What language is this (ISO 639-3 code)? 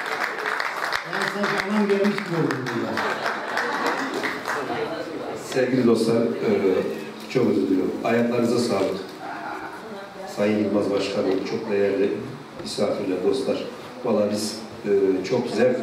tur